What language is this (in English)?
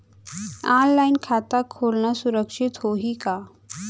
Chhattisgarhi